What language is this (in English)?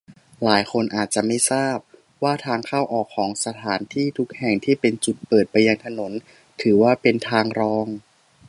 Thai